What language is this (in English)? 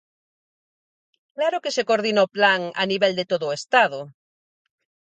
Galician